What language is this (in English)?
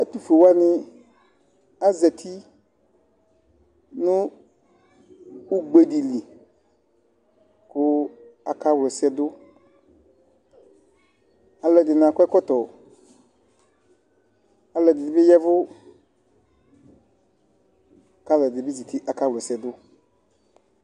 Ikposo